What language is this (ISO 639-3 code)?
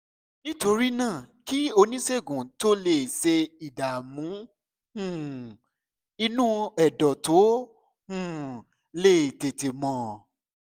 yor